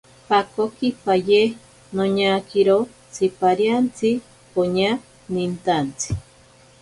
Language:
Ashéninka Perené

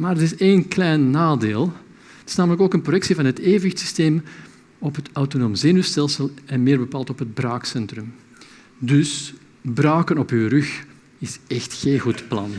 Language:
Dutch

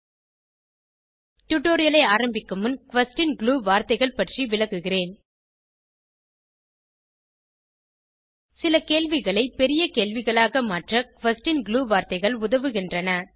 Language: Tamil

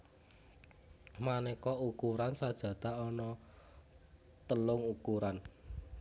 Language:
Javanese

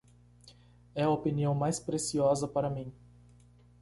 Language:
Portuguese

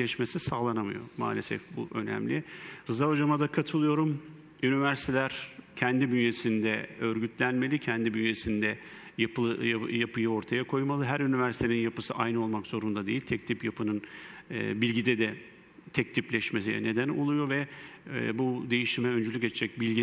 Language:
Turkish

